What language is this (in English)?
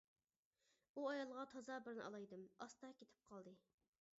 Uyghur